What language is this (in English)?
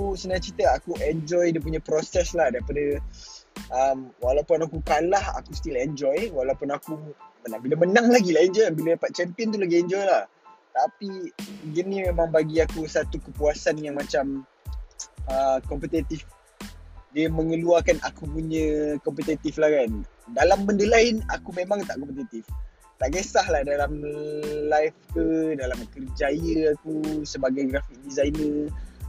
Malay